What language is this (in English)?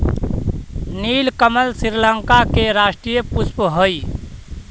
Magahi